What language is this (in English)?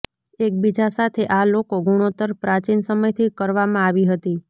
Gujarati